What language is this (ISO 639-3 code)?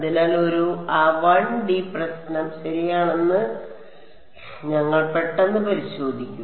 mal